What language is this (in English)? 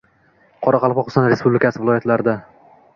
Uzbek